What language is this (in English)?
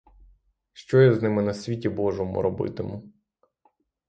Ukrainian